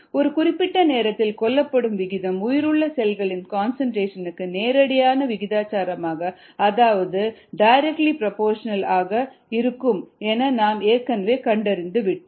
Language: Tamil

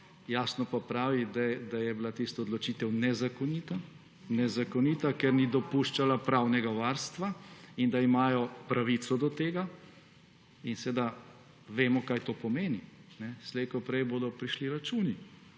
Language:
Slovenian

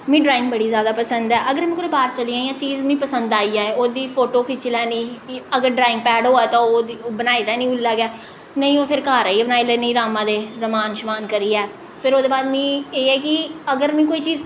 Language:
Dogri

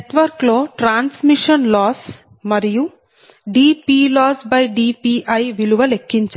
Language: Telugu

